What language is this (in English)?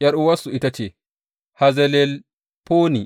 Hausa